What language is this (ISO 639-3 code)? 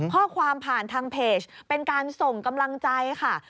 tha